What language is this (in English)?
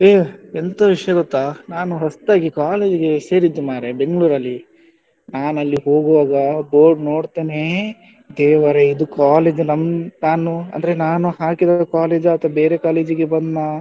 Kannada